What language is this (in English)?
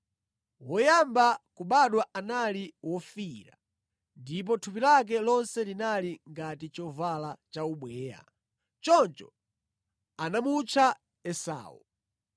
Nyanja